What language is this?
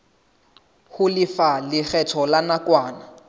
Southern Sotho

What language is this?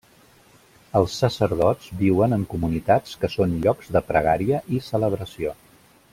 Catalan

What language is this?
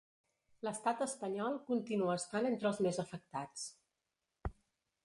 Catalan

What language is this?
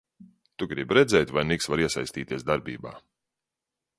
Latvian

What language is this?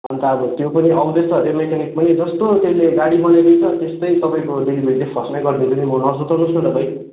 Nepali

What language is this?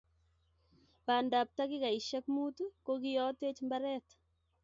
Kalenjin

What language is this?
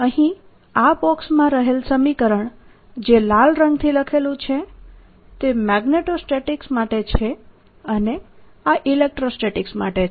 Gujarati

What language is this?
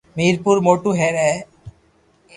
Loarki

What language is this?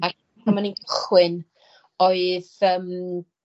Welsh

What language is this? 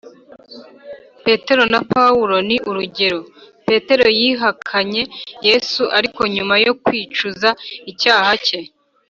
Kinyarwanda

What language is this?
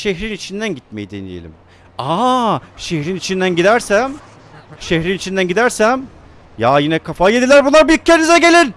Turkish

